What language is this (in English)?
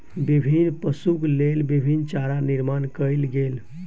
Maithili